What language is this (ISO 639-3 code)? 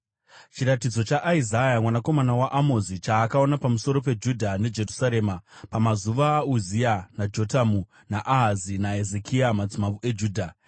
sna